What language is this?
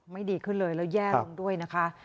Thai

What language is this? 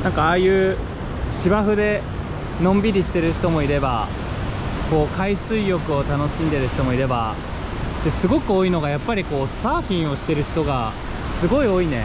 Japanese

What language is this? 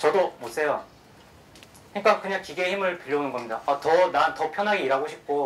Korean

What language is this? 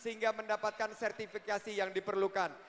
Indonesian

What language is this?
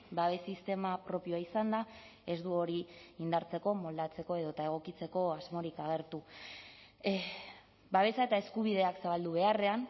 Basque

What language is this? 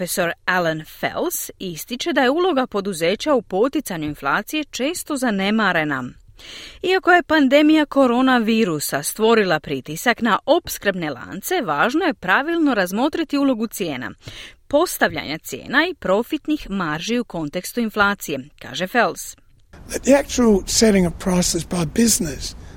Croatian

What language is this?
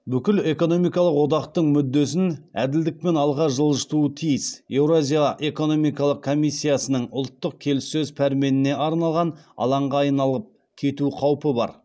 Kazakh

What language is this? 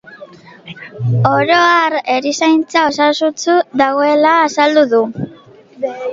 Basque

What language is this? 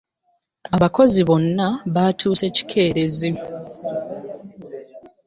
Ganda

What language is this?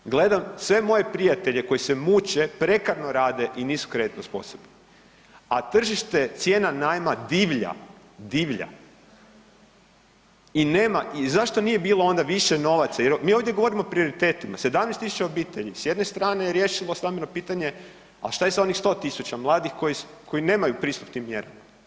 Croatian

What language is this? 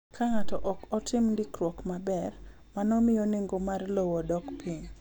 Luo (Kenya and Tanzania)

